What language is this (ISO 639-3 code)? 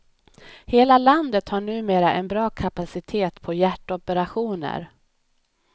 swe